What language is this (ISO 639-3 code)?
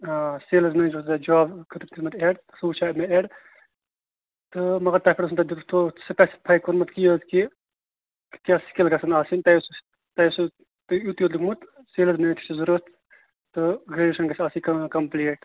kas